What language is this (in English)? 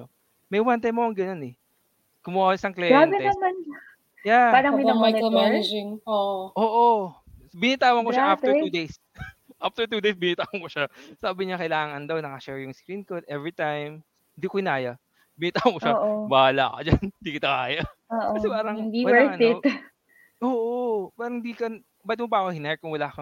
Filipino